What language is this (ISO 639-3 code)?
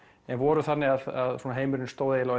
isl